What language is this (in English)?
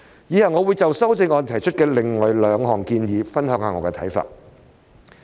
Cantonese